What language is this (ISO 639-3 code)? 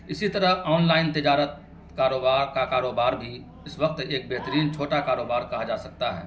urd